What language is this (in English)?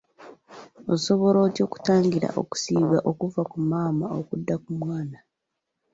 Ganda